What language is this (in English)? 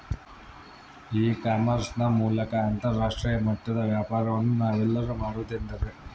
Kannada